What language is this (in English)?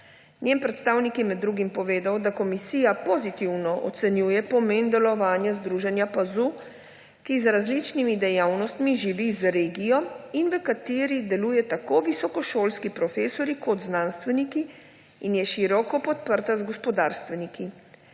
Slovenian